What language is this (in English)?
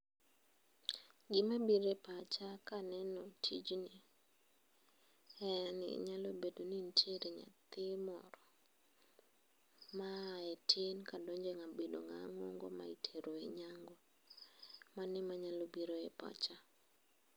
Luo (Kenya and Tanzania)